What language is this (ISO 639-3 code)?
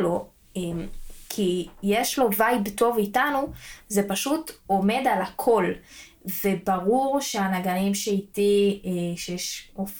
heb